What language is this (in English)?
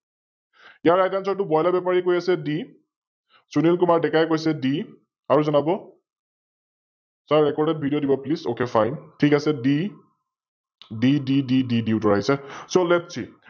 Assamese